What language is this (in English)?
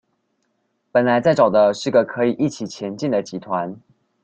Chinese